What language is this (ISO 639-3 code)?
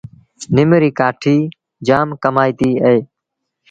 sbn